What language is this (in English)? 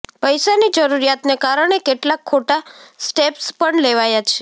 Gujarati